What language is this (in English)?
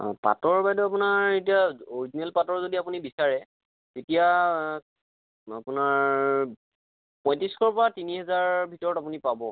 Assamese